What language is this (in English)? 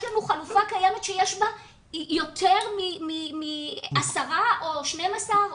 Hebrew